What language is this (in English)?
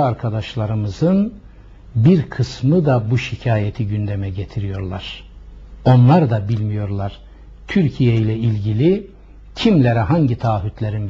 Turkish